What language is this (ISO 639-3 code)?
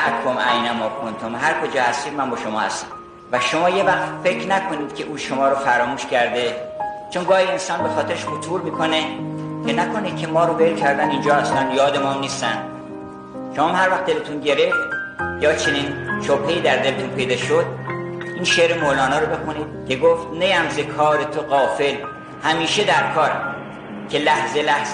fas